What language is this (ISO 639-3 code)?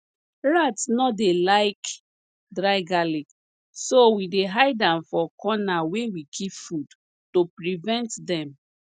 pcm